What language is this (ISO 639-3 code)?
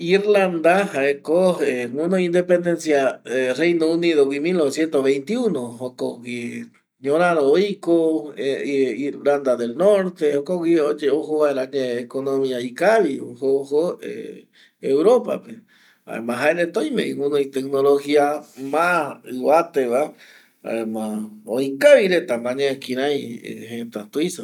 gui